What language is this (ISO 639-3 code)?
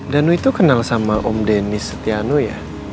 ind